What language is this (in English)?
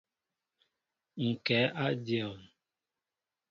Mbo (Cameroon)